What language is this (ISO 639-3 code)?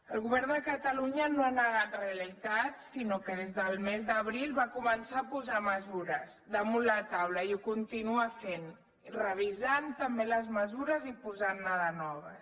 cat